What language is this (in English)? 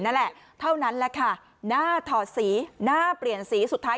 Thai